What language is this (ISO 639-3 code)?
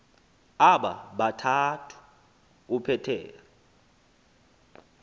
xho